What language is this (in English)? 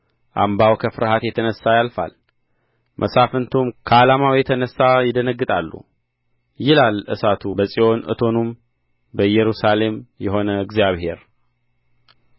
Amharic